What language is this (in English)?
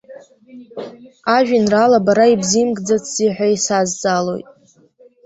Abkhazian